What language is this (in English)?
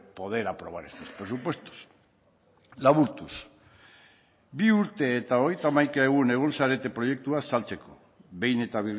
Basque